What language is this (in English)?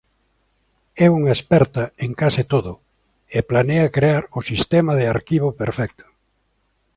Galician